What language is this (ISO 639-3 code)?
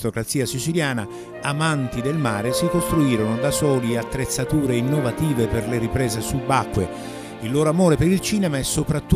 ita